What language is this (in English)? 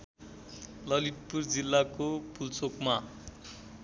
Nepali